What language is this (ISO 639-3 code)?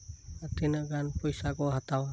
sat